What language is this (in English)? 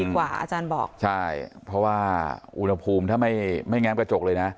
Thai